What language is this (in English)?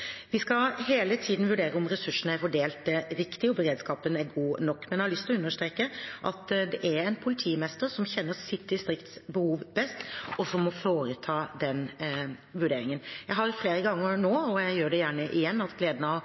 Norwegian Bokmål